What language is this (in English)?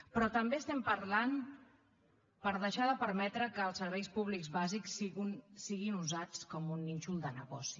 Catalan